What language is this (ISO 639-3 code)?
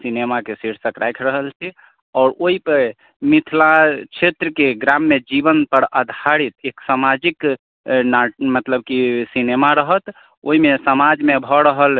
mai